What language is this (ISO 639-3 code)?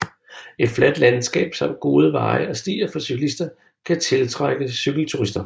dan